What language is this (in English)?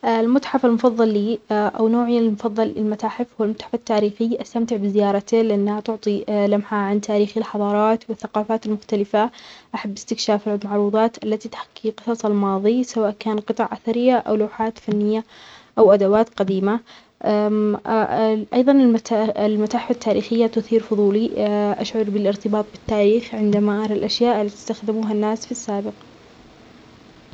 Omani Arabic